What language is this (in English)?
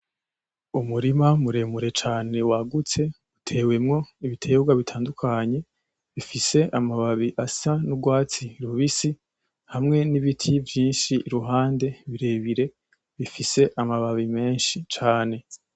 Rundi